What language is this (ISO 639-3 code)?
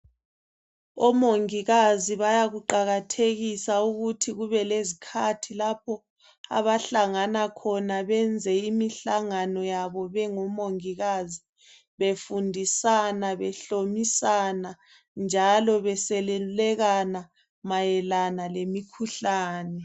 nde